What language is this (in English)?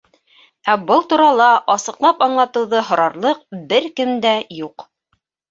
Bashkir